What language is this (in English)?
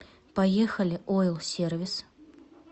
Russian